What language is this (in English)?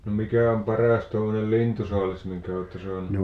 Finnish